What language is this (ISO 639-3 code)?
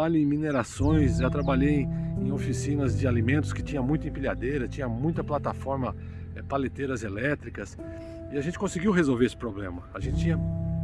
por